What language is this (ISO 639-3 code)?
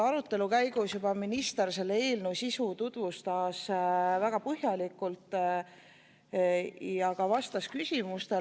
est